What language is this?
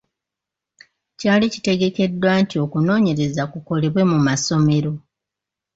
Ganda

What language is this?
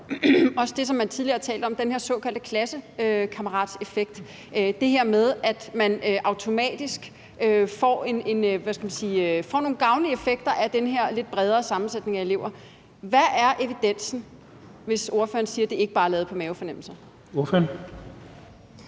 Danish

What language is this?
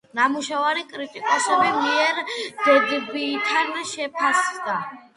Georgian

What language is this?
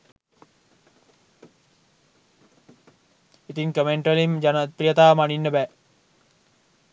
Sinhala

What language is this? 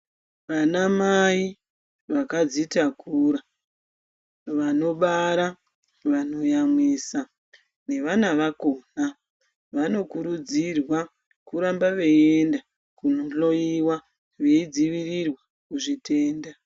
Ndau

